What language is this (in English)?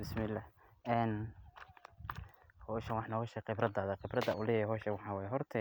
Somali